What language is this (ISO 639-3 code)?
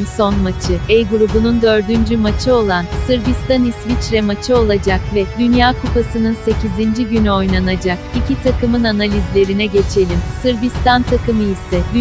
tur